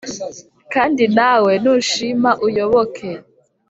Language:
Kinyarwanda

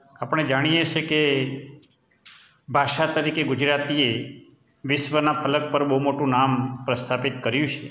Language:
Gujarati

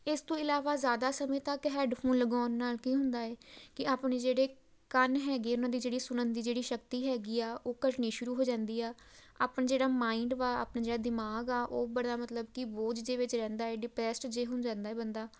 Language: Punjabi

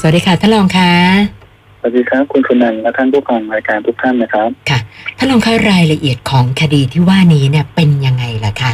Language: Thai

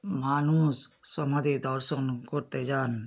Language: Bangla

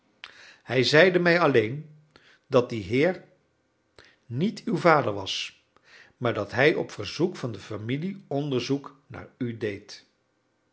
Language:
Dutch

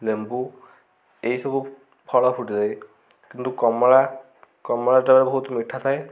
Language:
Odia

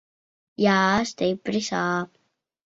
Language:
Latvian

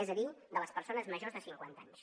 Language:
Catalan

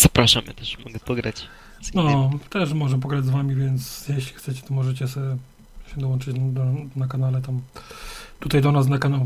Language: Polish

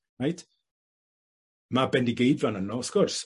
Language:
Welsh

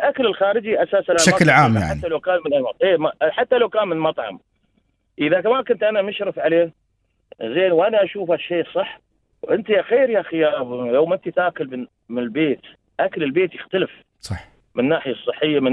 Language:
Arabic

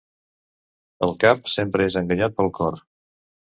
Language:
Catalan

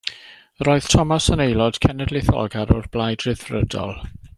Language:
Welsh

